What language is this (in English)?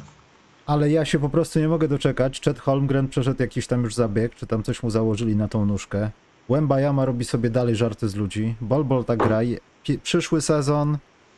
Polish